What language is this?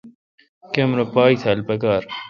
Kalkoti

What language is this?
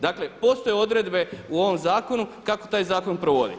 Croatian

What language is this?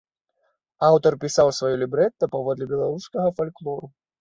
Belarusian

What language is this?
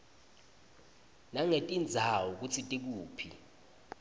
Swati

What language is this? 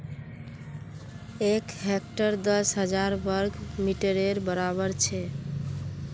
Magahi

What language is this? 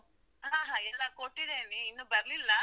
Kannada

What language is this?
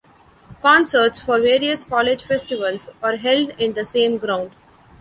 English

